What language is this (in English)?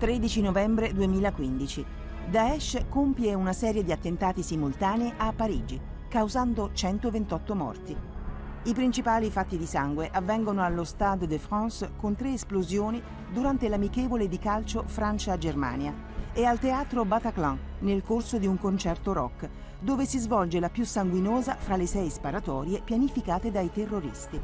Italian